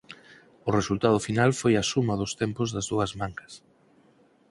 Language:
Galician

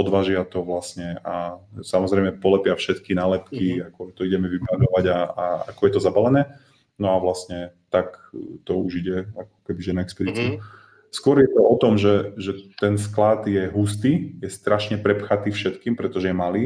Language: Slovak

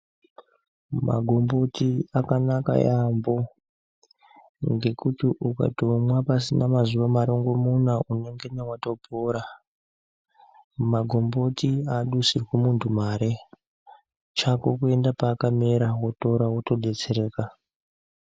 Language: Ndau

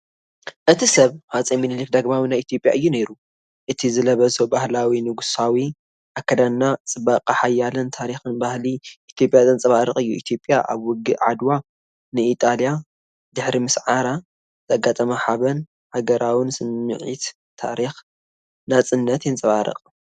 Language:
Tigrinya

